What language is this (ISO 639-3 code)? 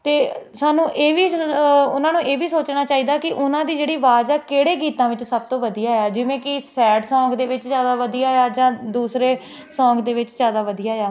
pan